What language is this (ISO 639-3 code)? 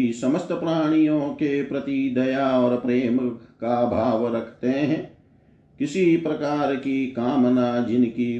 hin